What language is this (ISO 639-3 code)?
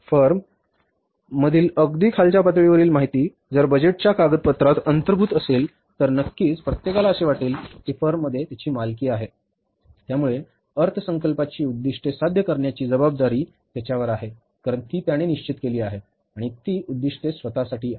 mar